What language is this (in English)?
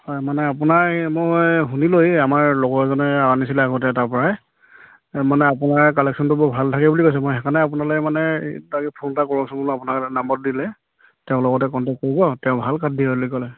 Assamese